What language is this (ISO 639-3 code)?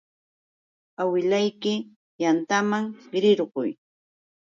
qux